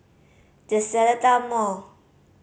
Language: English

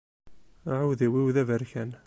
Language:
Kabyle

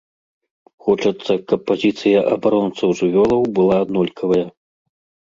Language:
Belarusian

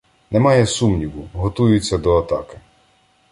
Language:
Ukrainian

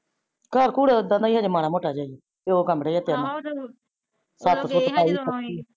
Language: Punjabi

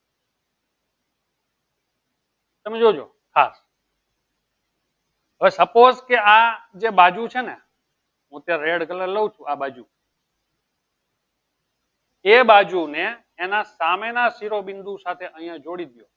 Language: Gujarati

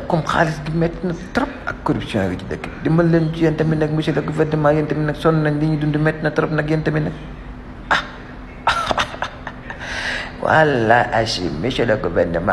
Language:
Arabic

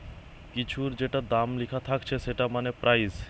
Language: Bangla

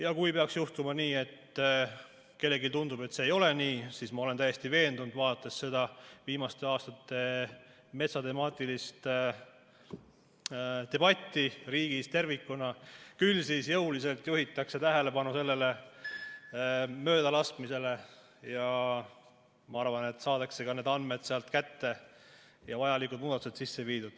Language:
Estonian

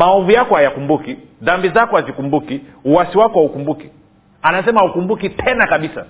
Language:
Swahili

